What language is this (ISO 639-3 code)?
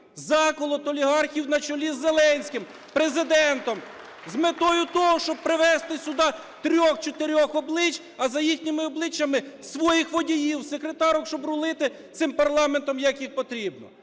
ukr